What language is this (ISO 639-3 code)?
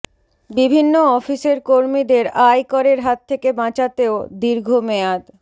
ben